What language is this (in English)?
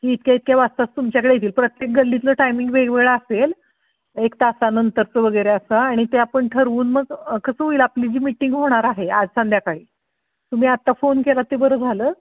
Marathi